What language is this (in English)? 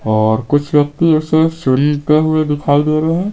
Hindi